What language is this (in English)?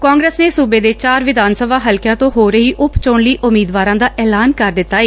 Punjabi